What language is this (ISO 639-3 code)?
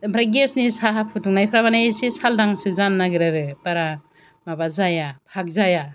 brx